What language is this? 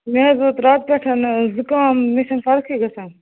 Kashmiri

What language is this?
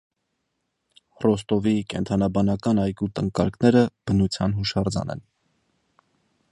Armenian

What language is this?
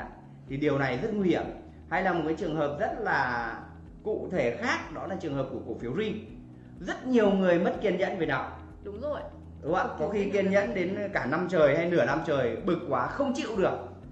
Vietnamese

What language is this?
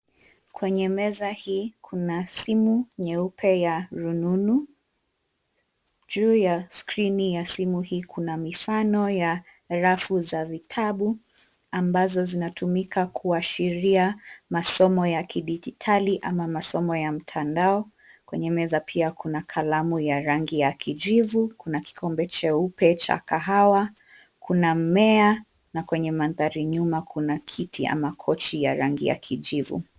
Swahili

